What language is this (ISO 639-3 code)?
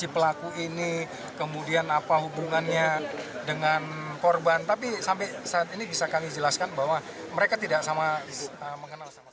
ind